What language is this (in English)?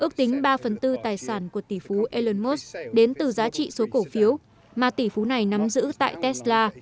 Vietnamese